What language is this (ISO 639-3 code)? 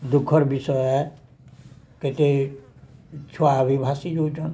ori